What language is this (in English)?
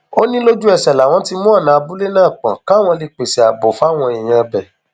Yoruba